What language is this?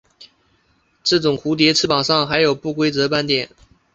Chinese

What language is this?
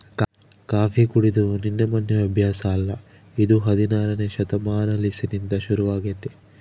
Kannada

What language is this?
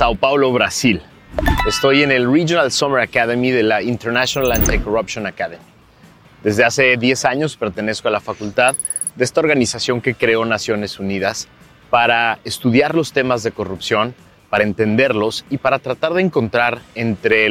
Spanish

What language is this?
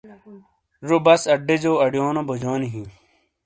Shina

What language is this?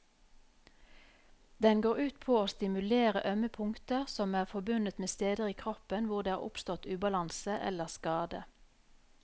Norwegian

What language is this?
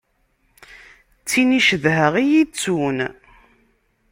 Kabyle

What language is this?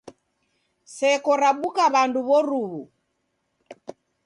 Taita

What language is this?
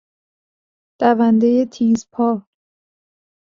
Persian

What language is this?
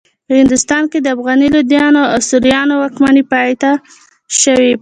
Pashto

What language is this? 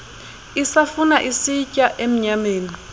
Xhosa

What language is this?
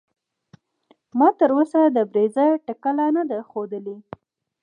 Pashto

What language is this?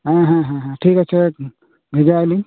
Santali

